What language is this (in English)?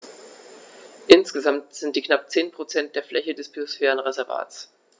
German